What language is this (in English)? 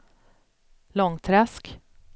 Swedish